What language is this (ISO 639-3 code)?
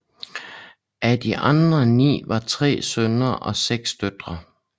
dan